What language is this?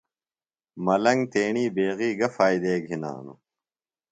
Phalura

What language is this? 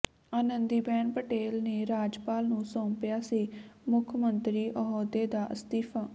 Punjabi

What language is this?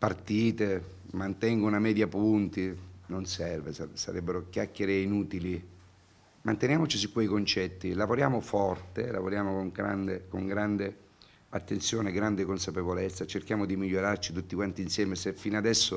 Italian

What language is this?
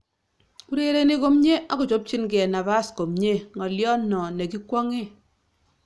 Kalenjin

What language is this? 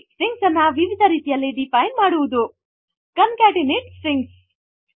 Kannada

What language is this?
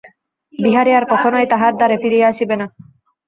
Bangla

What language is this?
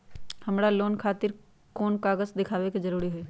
Magahi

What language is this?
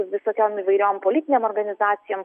Lithuanian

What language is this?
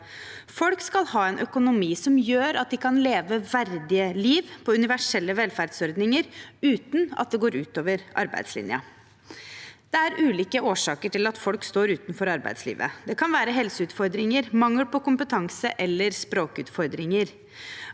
Norwegian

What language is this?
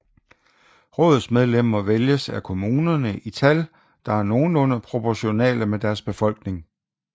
Danish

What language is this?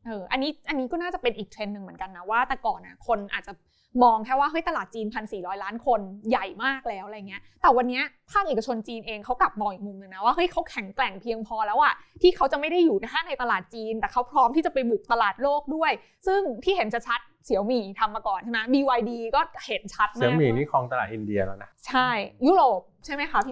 Thai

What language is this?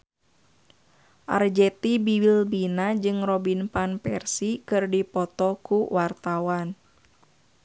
Sundanese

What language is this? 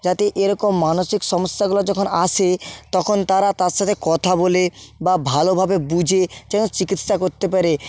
Bangla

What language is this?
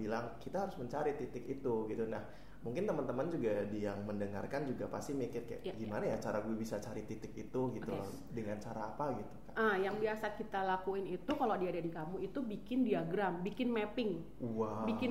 Indonesian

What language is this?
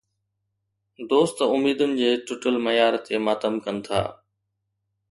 Sindhi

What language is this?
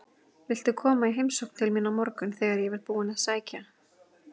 Icelandic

